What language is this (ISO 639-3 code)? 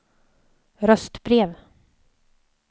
swe